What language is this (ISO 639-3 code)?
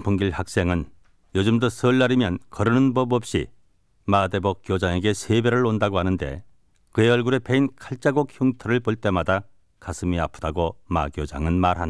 kor